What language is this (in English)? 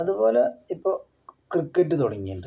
Malayalam